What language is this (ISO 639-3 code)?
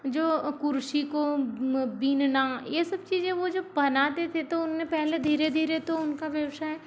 hin